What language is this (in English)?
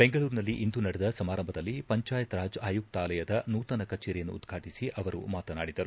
Kannada